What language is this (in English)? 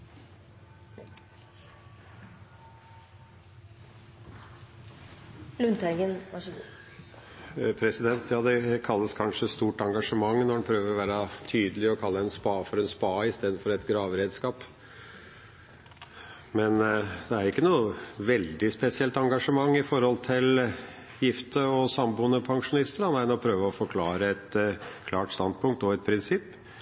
Norwegian Bokmål